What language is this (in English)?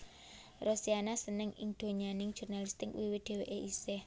Javanese